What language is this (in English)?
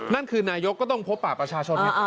Thai